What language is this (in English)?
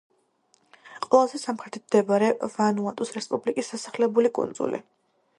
Georgian